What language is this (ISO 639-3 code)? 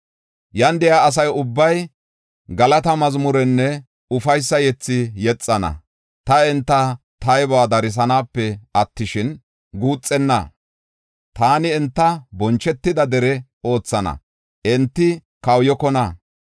gof